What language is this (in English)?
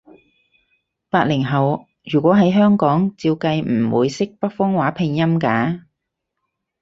Cantonese